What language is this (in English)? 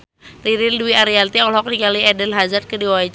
Sundanese